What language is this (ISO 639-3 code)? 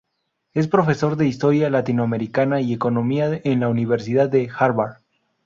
spa